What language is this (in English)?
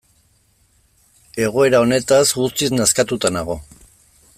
Basque